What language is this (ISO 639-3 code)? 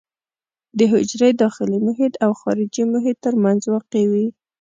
pus